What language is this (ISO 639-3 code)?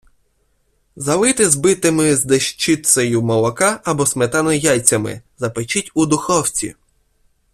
ukr